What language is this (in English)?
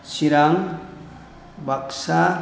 Bodo